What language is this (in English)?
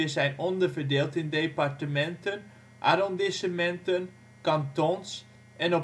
Dutch